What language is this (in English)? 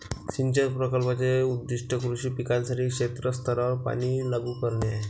Marathi